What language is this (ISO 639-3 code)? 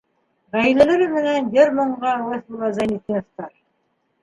bak